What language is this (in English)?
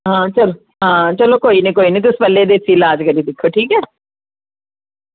Dogri